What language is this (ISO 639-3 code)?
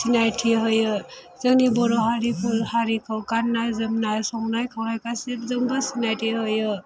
brx